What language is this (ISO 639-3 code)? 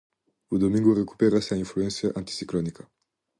glg